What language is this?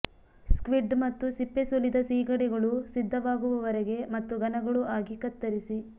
Kannada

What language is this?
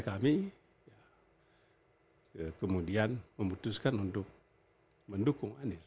Indonesian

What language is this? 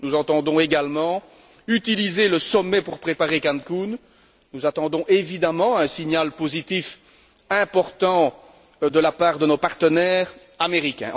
French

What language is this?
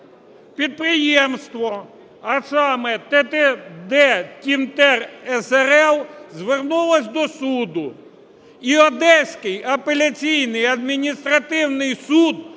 Ukrainian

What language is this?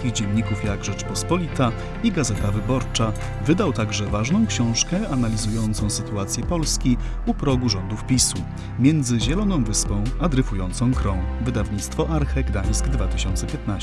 Polish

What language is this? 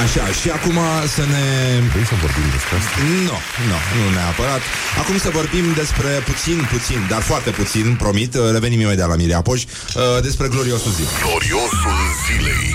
Romanian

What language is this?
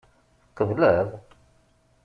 Kabyle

